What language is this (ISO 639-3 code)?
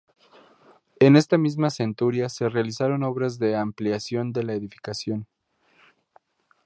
spa